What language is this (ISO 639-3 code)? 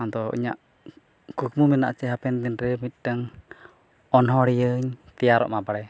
sat